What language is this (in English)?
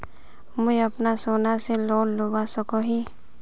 Magahi